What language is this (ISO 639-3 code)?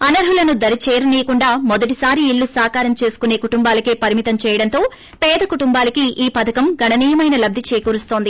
tel